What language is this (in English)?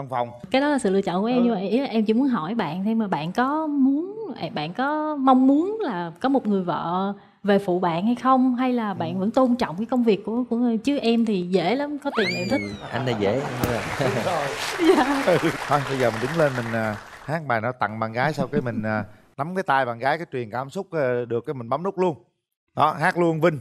Vietnamese